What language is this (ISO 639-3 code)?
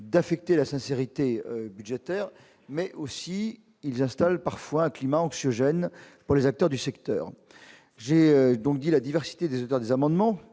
fra